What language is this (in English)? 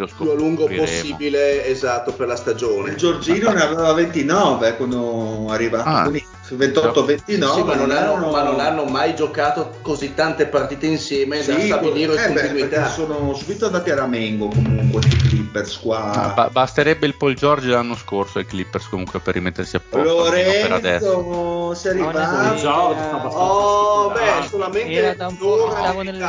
Italian